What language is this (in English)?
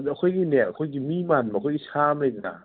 Manipuri